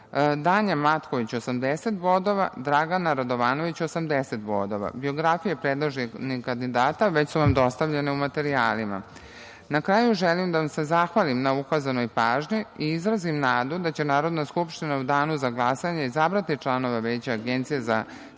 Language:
Serbian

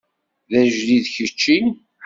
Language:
Kabyle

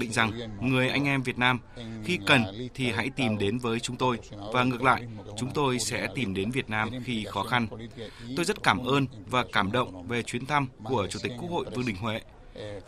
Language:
Vietnamese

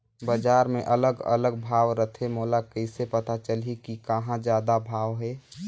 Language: Chhattisgarhi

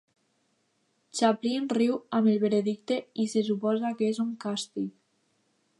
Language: Catalan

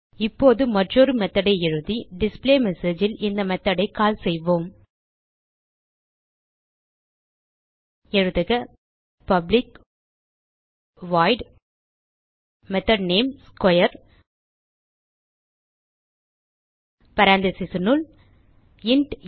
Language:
Tamil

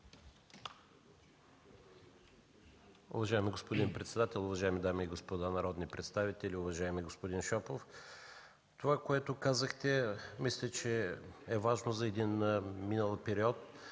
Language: Bulgarian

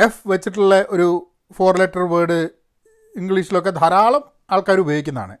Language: Malayalam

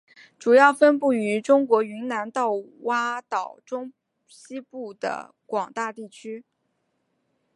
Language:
Chinese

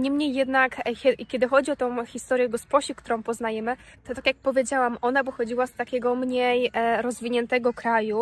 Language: Polish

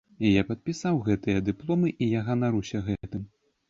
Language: Belarusian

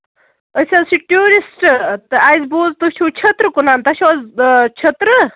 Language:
Kashmiri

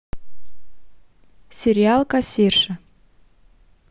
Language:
Russian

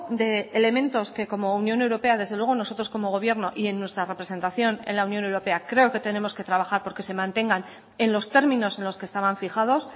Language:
Spanish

